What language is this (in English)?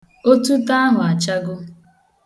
Igbo